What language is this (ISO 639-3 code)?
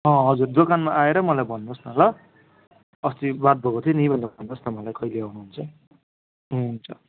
nep